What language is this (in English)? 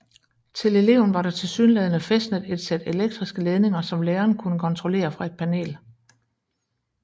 Danish